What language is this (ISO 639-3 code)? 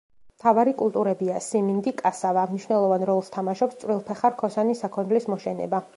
kat